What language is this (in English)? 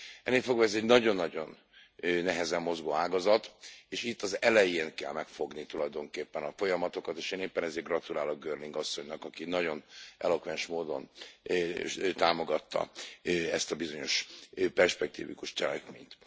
Hungarian